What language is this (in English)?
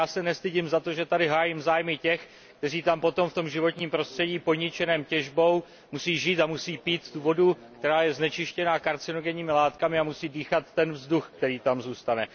Czech